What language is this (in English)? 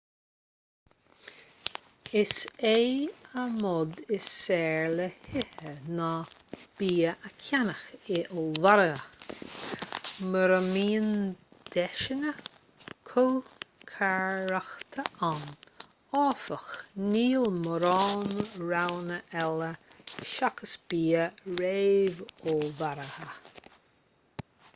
Irish